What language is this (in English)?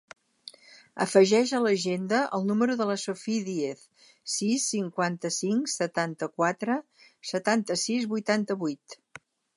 Catalan